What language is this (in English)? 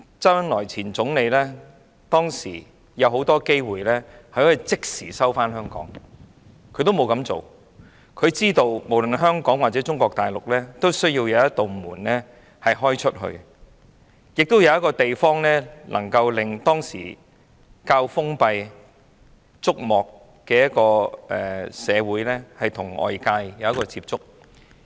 Cantonese